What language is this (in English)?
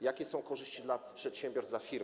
Polish